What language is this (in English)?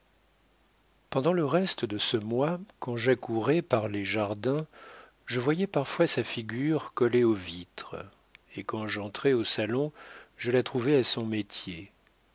French